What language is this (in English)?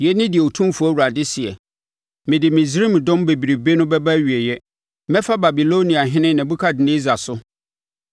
Akan